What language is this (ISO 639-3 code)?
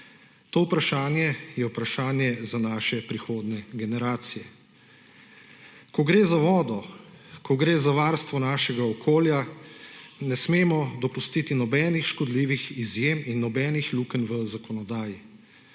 slv